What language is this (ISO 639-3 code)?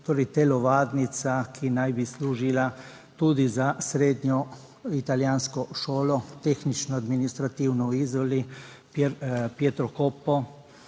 slv